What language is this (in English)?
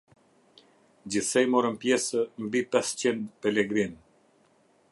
Albanian